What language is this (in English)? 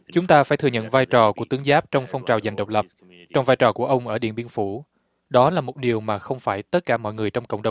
Vietnamese